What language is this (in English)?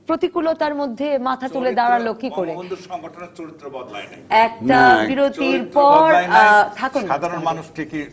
Bangla